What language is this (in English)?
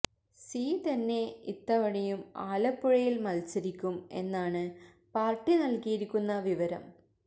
Malayalam